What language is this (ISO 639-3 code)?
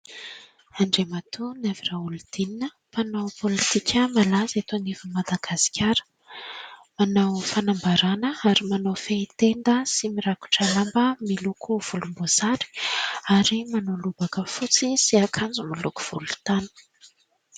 mlg